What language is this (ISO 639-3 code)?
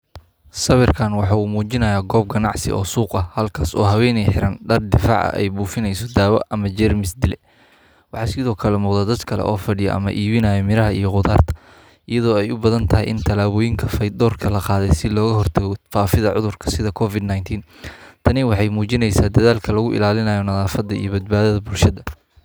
som